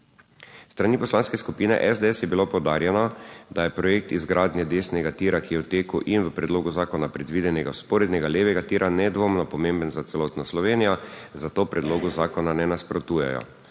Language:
Slovenian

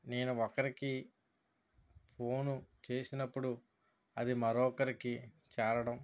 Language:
Telugu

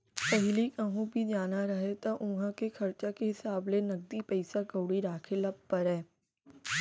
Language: Chhattisgarhi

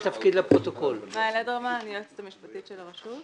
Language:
Hebrew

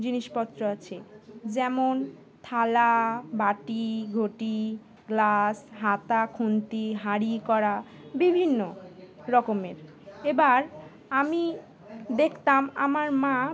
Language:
Bangla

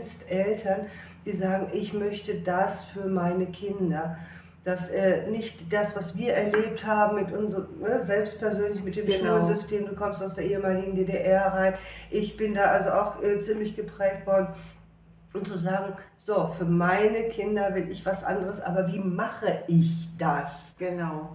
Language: German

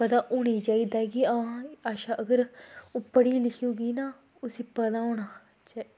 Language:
Dogri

